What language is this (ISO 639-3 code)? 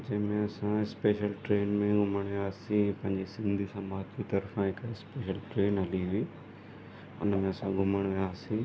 snd